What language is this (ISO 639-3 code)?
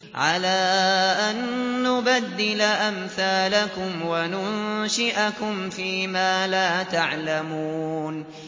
ara